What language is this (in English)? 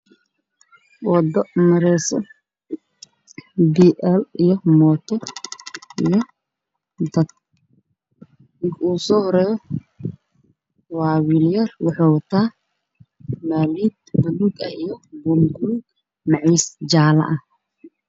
Somali